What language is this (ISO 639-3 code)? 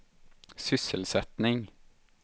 swe